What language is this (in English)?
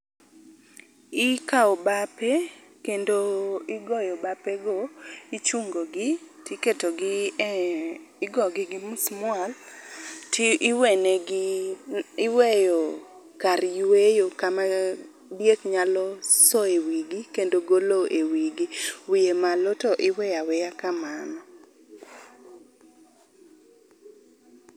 Luo (Kenya and Tanzania)